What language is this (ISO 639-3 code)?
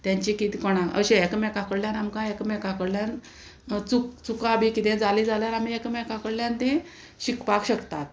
kok